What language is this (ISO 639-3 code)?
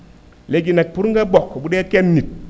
wol